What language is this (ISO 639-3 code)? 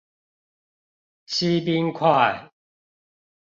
zho